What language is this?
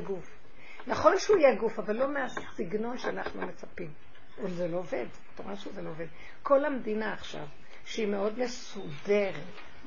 Hebrew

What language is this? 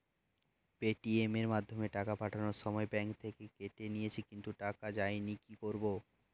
Bangla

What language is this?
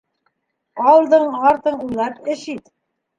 Bashkir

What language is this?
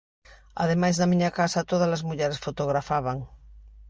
Galician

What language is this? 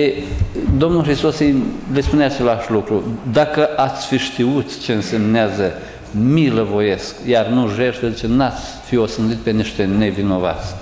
Romanian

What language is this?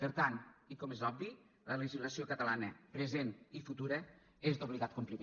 Catalan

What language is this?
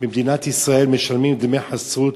Hebrew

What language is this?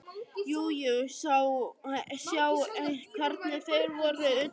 Icelandic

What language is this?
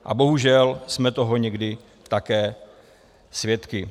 Czech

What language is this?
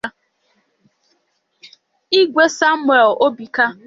Igbo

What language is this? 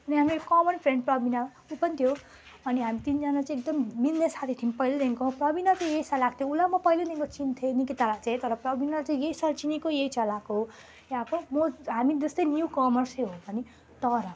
Nepali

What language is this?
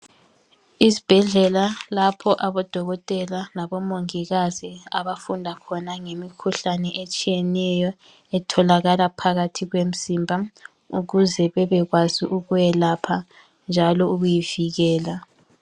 North Ndebele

